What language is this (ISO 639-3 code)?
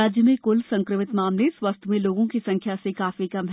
hin